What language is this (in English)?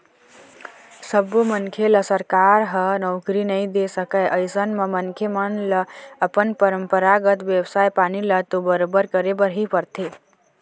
Chhattisgarhi